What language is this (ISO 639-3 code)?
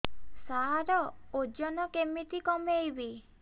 ori